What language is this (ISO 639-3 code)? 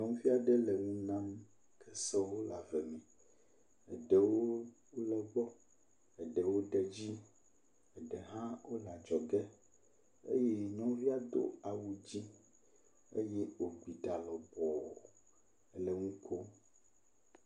ewe